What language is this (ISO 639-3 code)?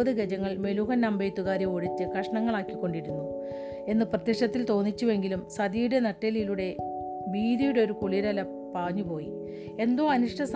mal